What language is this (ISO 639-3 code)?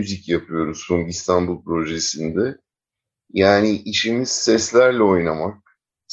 tur